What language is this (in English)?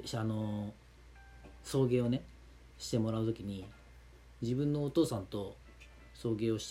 Japanese